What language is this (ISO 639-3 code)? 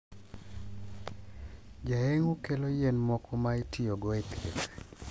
luo